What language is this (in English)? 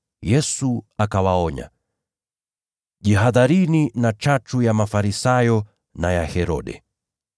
Swahili